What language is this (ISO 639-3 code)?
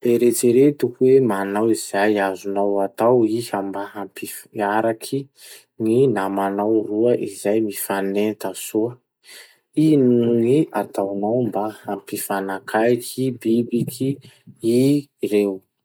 msh